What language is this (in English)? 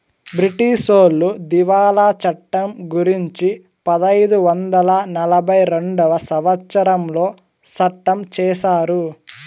Telugu